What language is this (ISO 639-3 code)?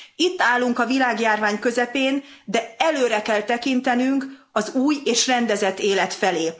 hun